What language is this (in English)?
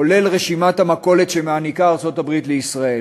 Hebrew